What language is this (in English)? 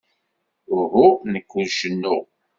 Kabyle